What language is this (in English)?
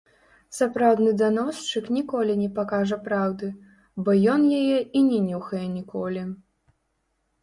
Belarusian